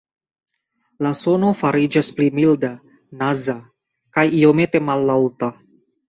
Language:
Esperanto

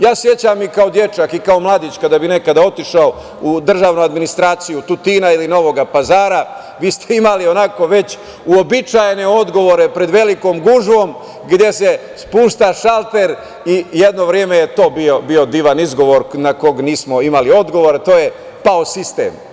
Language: Serbian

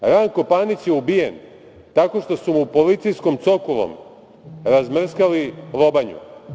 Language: Serbian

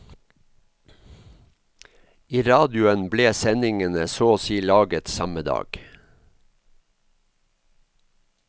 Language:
Norwegian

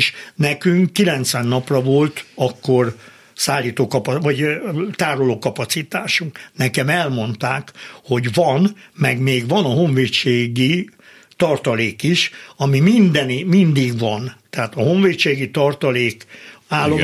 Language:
Hungarian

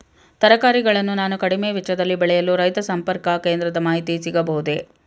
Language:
Kannada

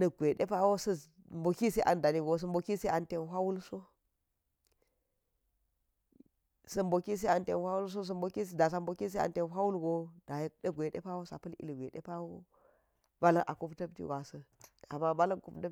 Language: Geji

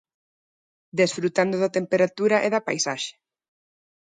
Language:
Galician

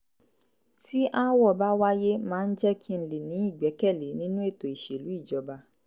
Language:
Yoruba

